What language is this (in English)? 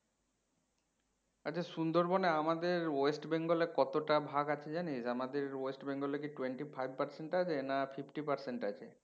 Bangla